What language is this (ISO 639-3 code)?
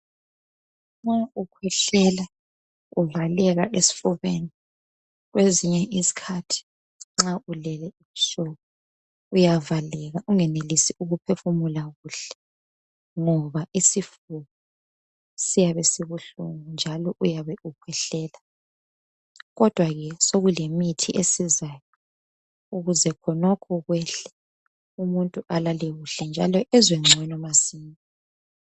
nde